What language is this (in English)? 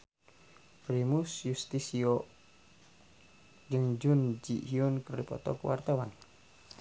Sundanese